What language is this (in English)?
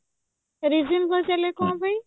Odia